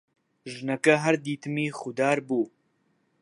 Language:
Central Kurdish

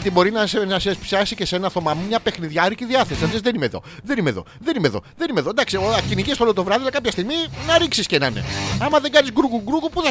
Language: Greek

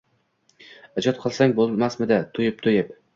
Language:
Uzbek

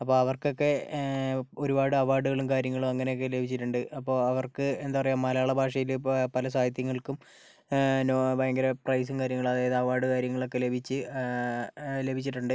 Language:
Malayalam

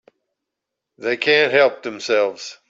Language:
English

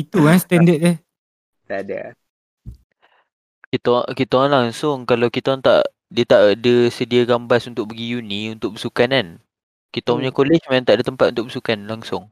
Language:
Malay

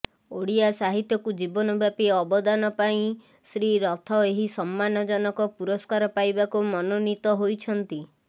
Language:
Odia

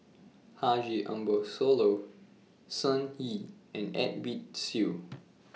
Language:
English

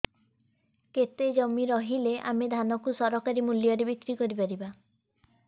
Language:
Odia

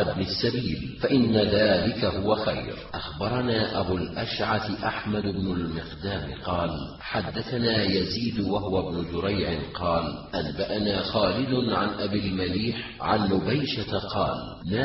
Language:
Arabic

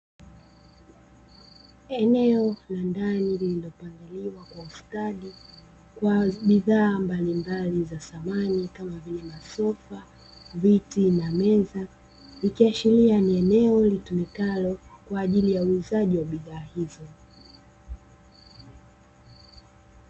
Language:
Swahili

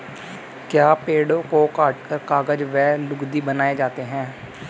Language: Hindi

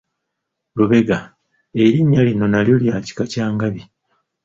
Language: Ganda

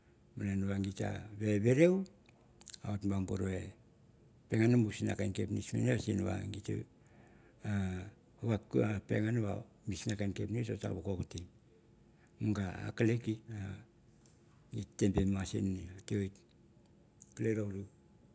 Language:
Mandara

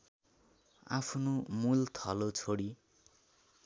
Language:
Nepali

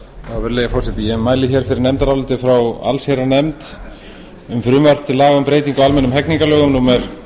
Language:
Icelandic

